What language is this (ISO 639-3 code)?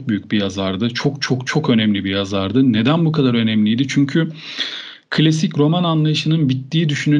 tur